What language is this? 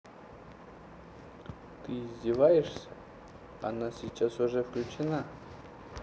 Russian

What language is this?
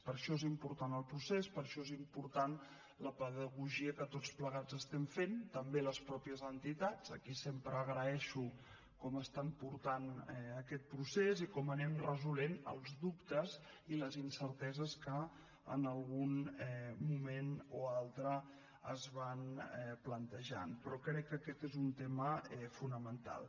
Catalan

